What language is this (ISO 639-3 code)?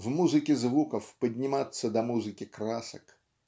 rus